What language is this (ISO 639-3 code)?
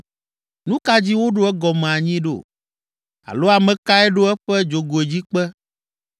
ewe